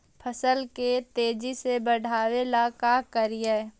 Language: Magahi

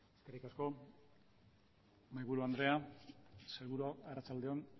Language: Basque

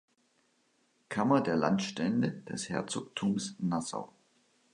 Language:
German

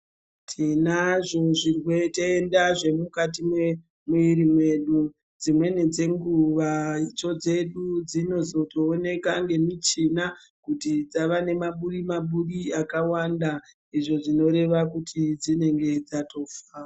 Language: Ndau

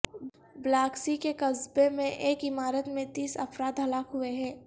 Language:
Urdu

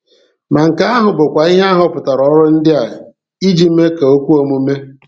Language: Igbo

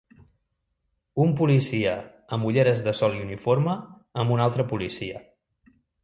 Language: Catalan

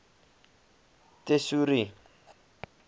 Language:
Afrikaans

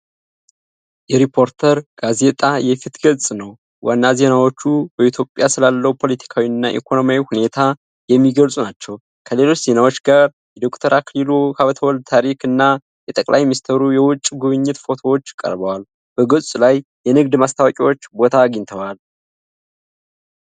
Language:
Amharic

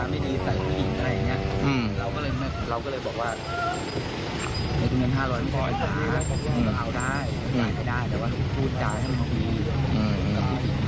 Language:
Thai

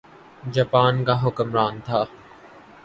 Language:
Urdu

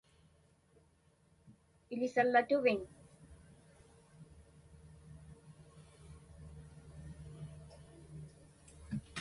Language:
Inupiaq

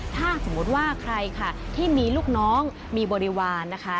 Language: Thai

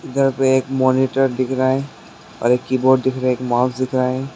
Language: Hindi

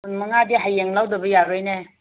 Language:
Manipuri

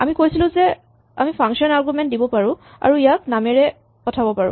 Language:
Assamese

